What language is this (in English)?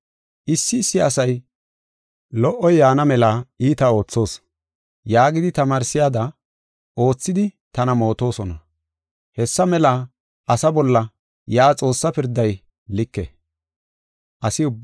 Gofa